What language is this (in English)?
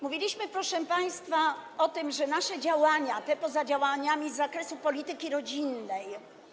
Polish